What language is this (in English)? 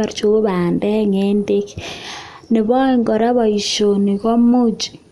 Kalenjin